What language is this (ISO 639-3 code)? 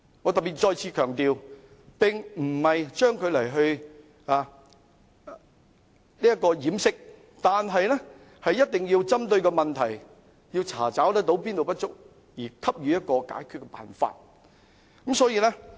yue